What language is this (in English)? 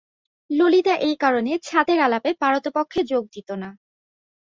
Bangla